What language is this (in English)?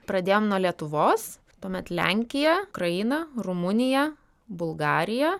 Lithuanian